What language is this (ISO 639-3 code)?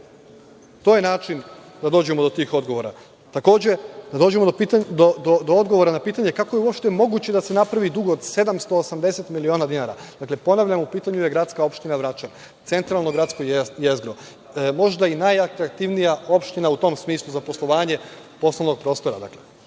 srp